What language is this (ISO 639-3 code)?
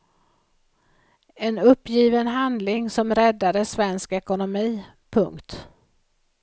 swe